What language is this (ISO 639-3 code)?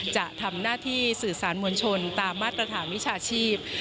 tha